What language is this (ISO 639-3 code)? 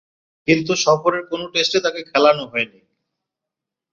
ben